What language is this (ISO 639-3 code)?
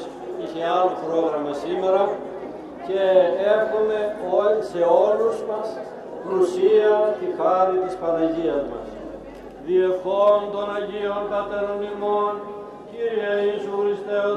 ell